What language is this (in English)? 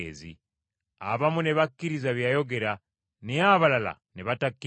Ganda